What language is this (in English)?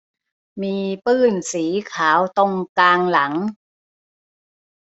Thai